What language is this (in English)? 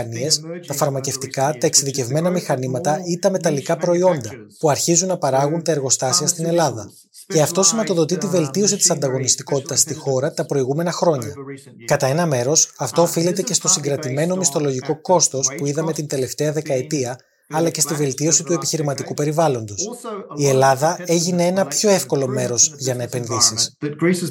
Greek